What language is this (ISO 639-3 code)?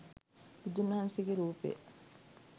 sin